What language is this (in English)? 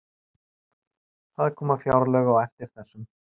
Icelandic